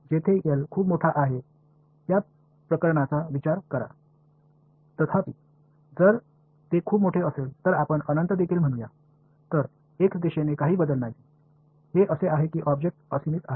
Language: Marathi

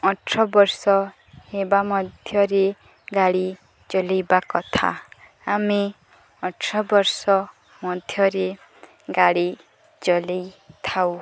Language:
Odia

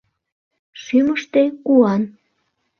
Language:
Mari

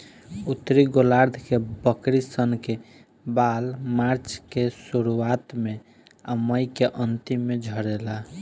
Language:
Bhojpuri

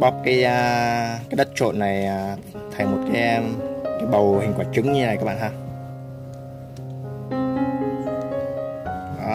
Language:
Vietnamese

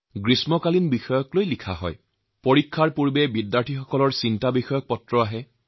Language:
Assamese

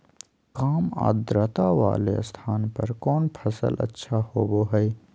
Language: Magahi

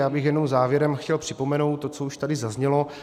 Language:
Czech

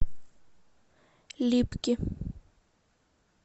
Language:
Russian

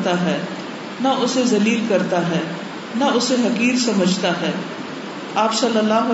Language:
Urdu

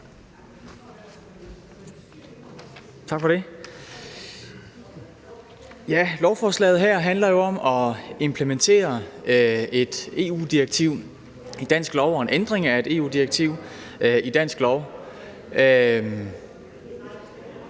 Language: Danish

